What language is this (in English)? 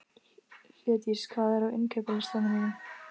Icelandic